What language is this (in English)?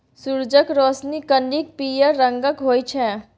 Maithili